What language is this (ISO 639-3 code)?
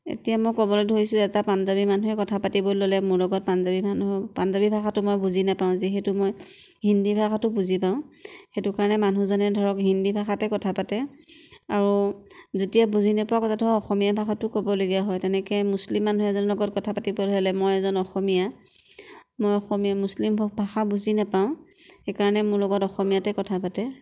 asm